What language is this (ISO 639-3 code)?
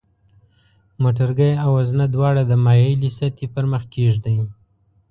pus